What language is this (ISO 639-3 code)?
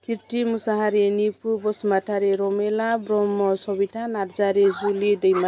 brx